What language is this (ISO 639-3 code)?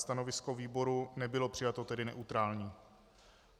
ces